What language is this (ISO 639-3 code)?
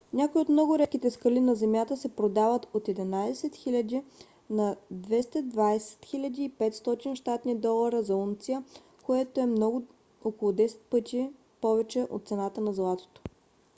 bul